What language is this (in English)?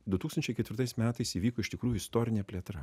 Lithuanian